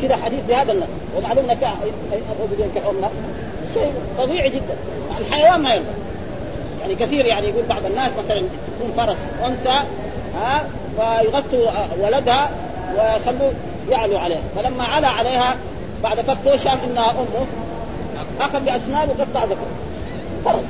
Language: Arabic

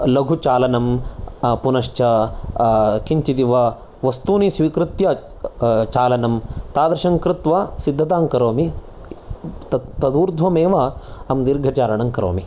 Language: Sanskrit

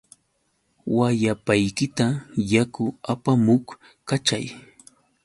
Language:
Yauyos Quechua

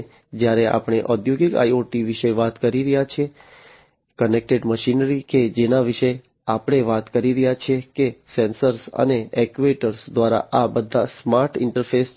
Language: Gujarati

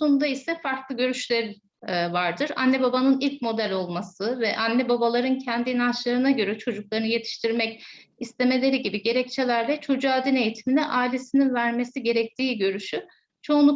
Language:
Turkish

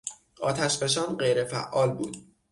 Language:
Persian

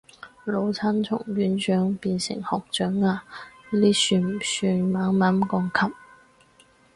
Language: Cantonese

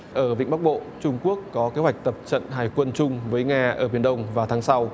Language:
Vietnamese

